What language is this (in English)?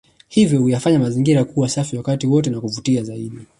Swahili